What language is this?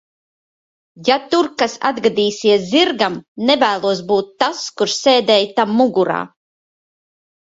Latvian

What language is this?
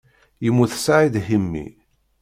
Kabyle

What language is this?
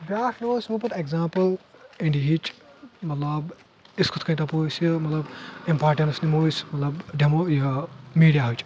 Kashmiri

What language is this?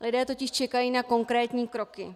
Czech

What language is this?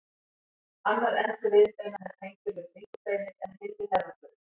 Icelandic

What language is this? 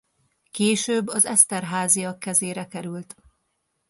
Hungarian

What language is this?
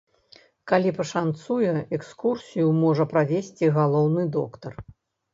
Belarusian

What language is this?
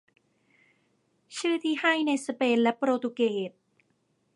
Thai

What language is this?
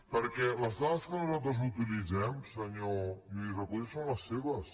Catalan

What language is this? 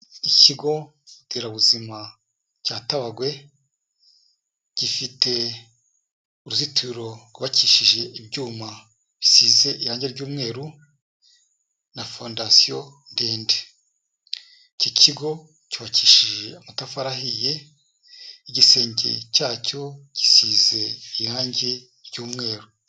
Kinyarwanda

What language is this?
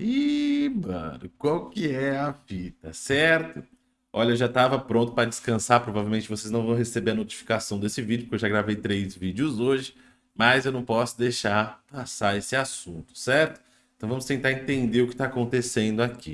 Portuguese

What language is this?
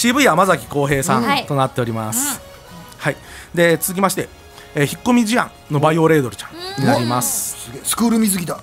Japanese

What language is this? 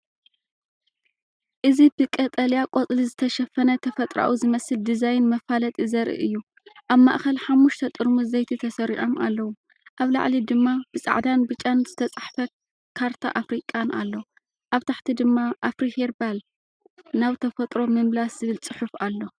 Tigrinya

